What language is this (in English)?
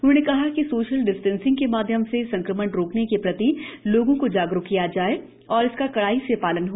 Hindi